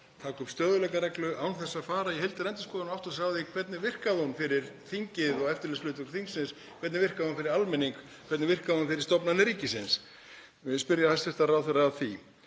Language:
Icelandic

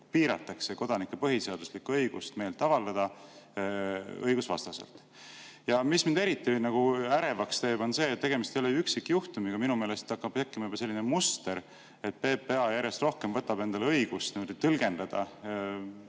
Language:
Estonian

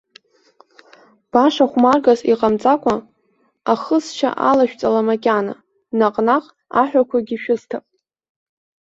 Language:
Abkhazian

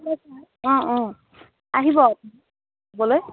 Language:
Assamese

